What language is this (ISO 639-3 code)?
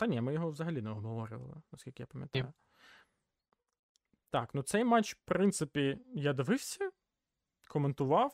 ukr